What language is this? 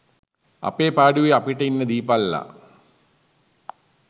Sinhala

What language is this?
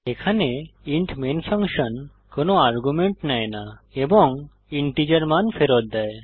Bangla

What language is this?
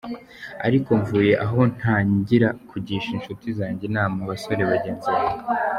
Kinyarwanda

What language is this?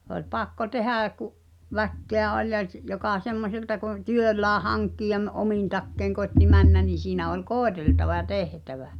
Finnish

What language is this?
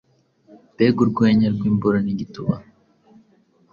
Kinyarwanda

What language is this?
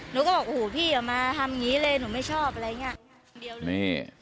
Thai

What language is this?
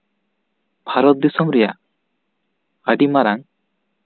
Santali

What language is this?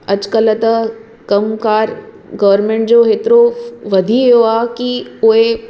Sindhi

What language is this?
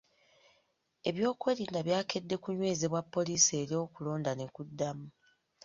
Ganda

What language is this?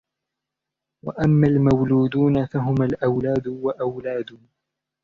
Arabic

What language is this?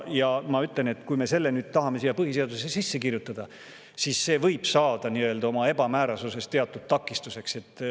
Estonian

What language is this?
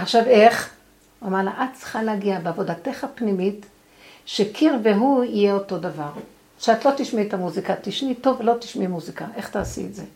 Hebrew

